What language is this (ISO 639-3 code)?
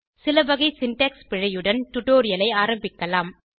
tam